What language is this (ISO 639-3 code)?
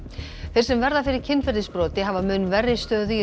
isl